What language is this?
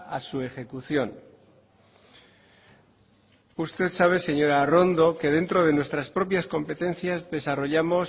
Spanish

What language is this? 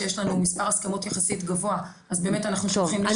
Hebrew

